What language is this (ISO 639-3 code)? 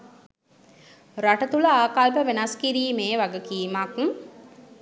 sin